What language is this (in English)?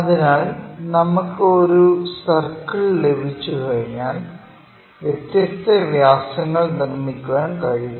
Malayalam